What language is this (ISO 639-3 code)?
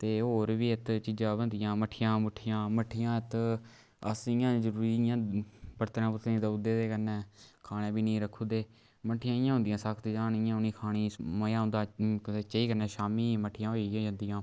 doi